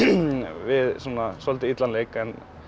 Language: Icelandic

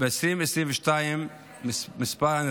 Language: Hebrew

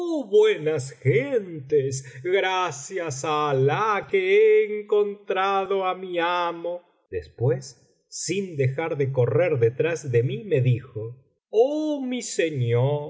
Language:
Spanish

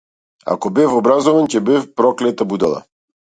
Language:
Macedonian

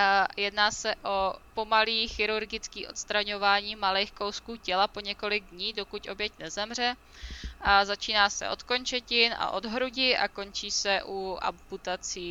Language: Czech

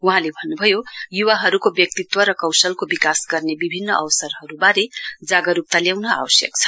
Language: Nepali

